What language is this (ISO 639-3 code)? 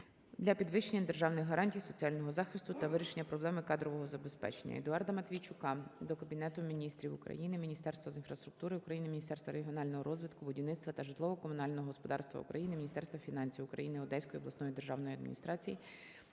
ukr